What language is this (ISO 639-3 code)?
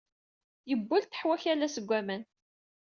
kab